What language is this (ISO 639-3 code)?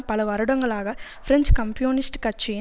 tam